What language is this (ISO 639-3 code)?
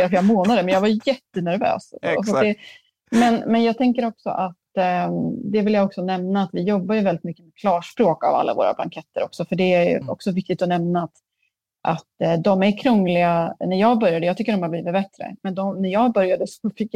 swe